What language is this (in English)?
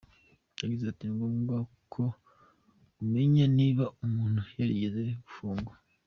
Kinyarwanda